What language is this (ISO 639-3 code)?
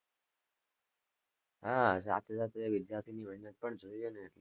guj